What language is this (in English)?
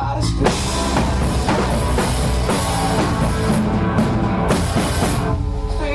Italian